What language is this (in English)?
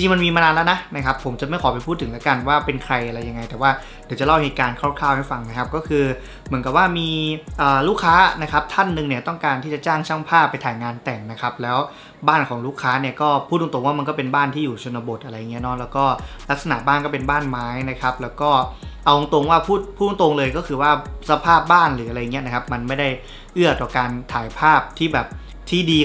Thai